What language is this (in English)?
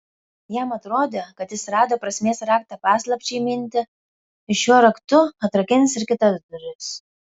Lithuanian